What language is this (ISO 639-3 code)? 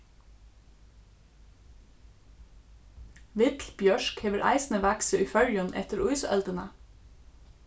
fao